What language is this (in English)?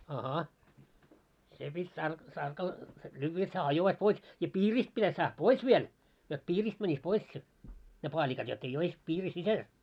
Finnish